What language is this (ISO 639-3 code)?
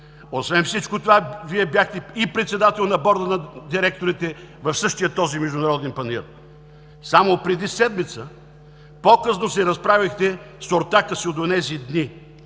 bul